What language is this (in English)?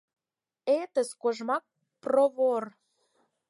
Mari